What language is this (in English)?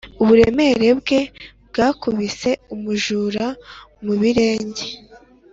Kinyarwanda